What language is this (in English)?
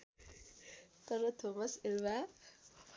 Nepali